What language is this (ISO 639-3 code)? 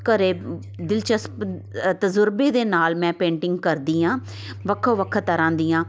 pan